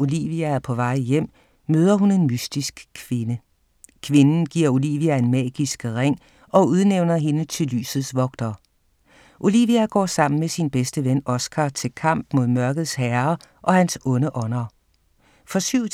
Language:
Danish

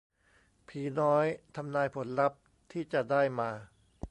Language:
Thai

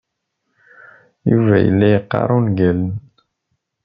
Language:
Kabyle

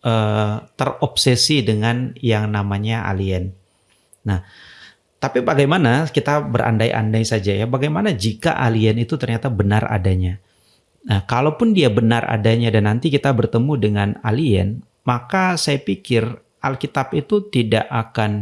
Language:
Indonesian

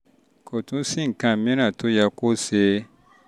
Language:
Yoruba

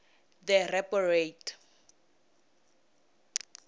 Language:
Tsonga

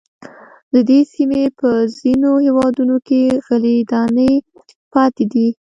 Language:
Pashto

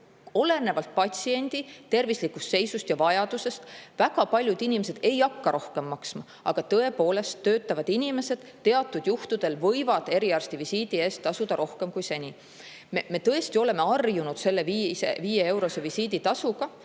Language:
Estonian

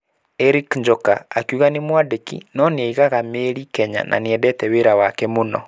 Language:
Kikuyu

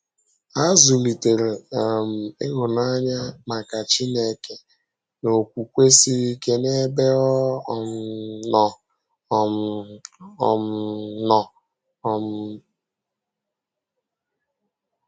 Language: Igbo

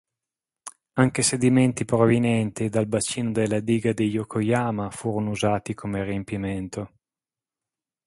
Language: Italian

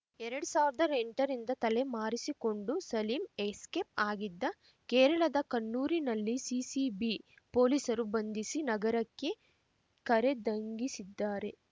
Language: Kannada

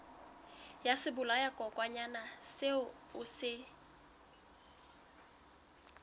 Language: Southern Sotho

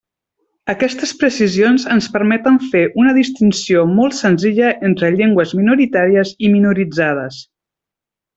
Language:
Catalan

